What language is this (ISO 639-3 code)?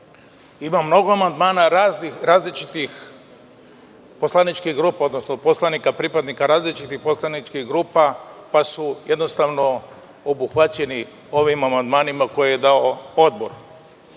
srp